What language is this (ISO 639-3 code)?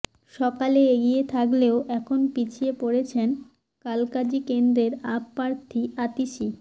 ben